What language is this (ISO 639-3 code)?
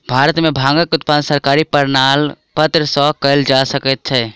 mai